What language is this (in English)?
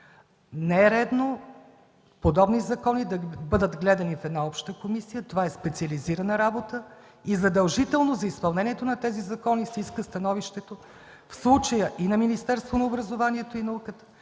Bulgarian